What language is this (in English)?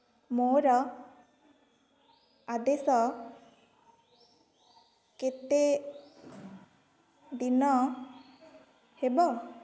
Odia